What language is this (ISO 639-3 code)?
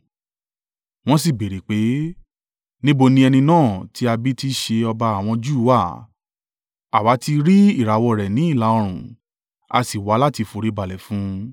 yor